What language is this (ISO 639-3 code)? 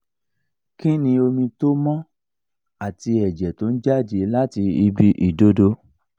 yor